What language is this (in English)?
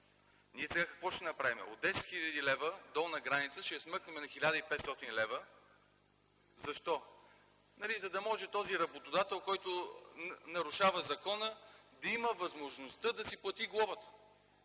Bulgarian